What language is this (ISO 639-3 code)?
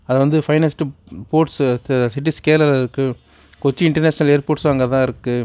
tam